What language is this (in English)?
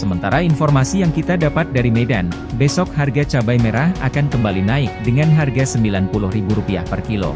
Indonesian